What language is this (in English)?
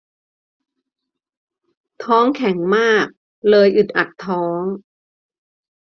Thai